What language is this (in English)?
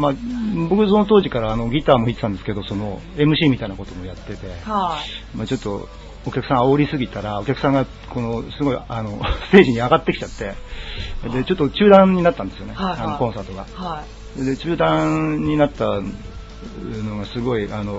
Japanese